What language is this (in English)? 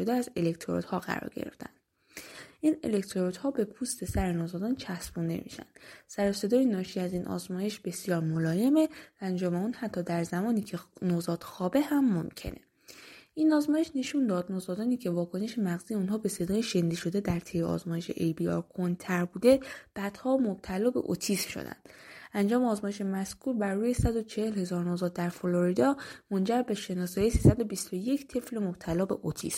Persian